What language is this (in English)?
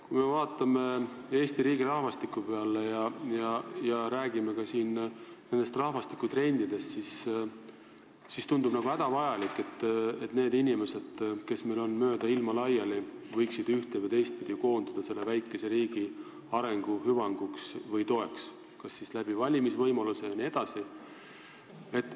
Estonian